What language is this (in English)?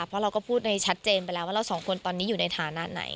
Thai